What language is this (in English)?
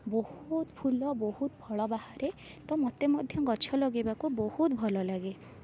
Odia